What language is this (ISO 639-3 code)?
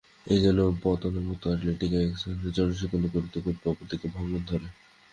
ben